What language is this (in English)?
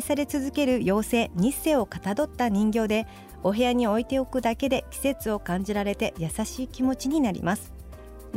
Japanese